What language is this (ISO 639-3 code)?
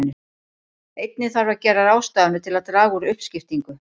isl